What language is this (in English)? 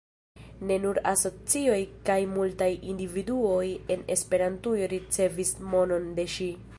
Esperanto